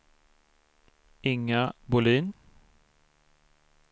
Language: Swedish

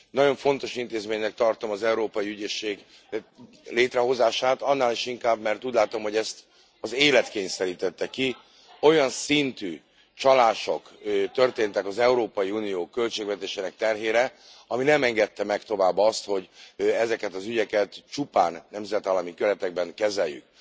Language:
Hungarian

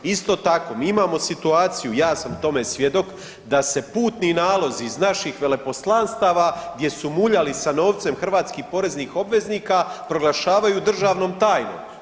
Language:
Croatian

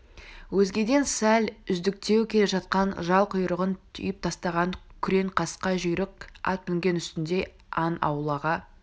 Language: Kazakh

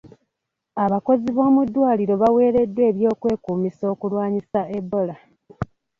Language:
Ganda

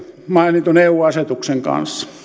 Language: Finnish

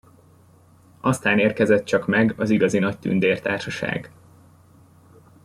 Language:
Hungarian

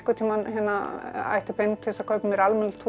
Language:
Icelandic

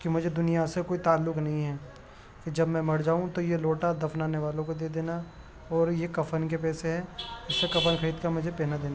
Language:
Urdu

